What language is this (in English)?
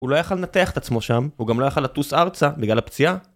Hebrew